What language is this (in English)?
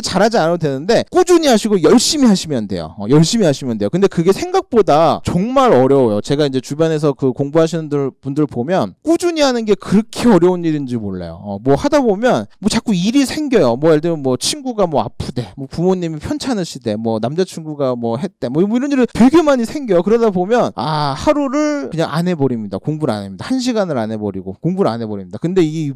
Korean